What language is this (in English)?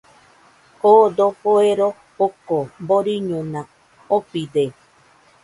Nüpode Huitoto